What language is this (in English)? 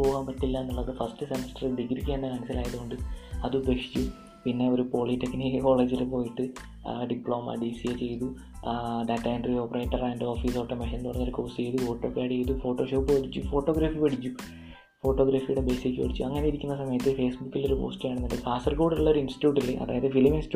Malayalam